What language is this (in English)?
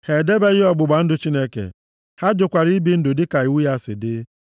Igbo